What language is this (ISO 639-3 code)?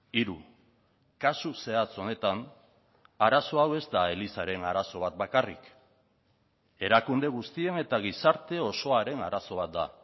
eus